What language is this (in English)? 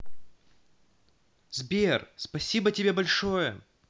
Russian